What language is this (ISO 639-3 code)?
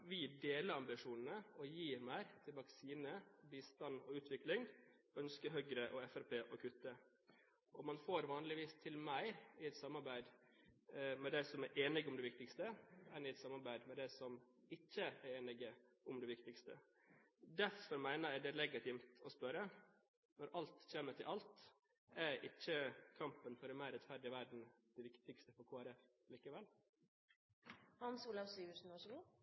nob